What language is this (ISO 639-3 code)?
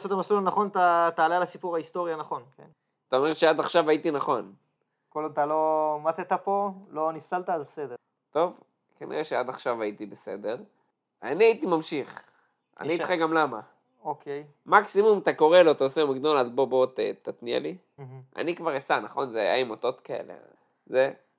heb